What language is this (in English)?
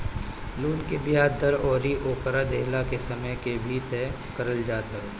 Bhojpuri